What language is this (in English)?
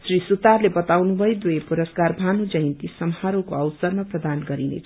Nepali